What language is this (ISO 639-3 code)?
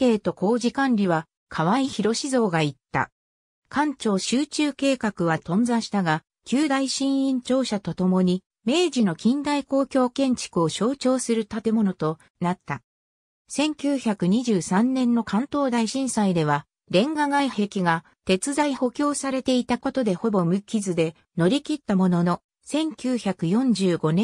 jpn